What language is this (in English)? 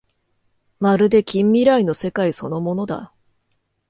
Japanese